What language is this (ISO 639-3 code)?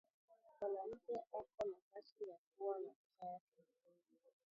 swa